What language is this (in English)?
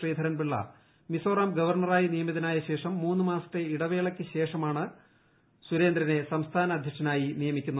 Malayalam